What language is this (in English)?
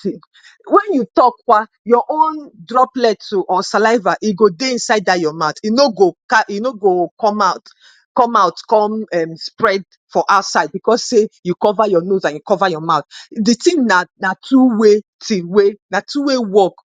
Nigerian Pidgin